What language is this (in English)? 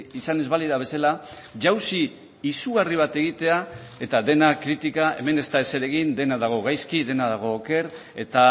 Basque